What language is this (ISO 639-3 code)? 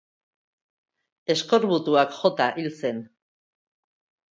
eus